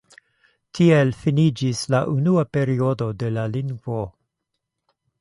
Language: Esperanto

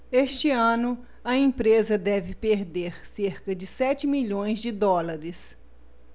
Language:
Portuguese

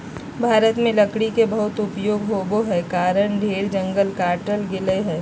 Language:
Magahi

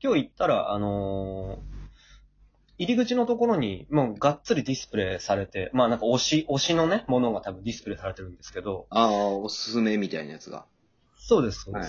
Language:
Japanese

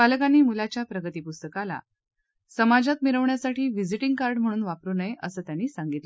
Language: Marathi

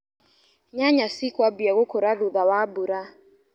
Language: Kikuyu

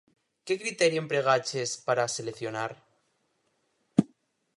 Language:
Galician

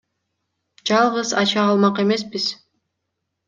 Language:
Kyrgyz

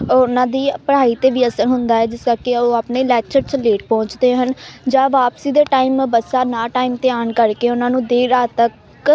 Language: Punjabi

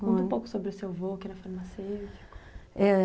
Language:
Portuguese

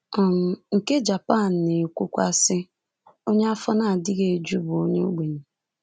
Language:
Igbo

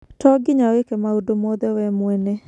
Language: Kikuyu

